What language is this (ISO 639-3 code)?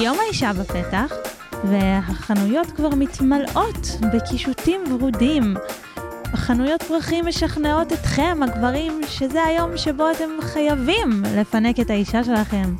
heb